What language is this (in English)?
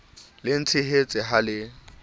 Southern Sotho